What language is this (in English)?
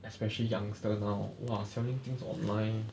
English